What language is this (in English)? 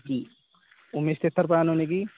Assamese